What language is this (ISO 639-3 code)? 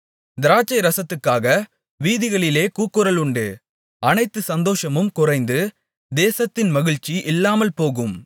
tam